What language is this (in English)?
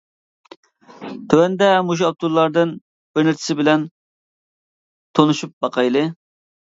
Uyghur